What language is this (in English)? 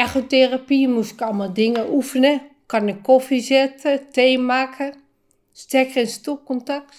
Dutch